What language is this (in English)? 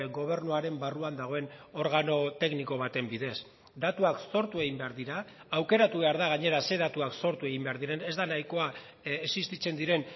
Basque